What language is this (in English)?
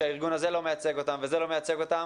Hebrew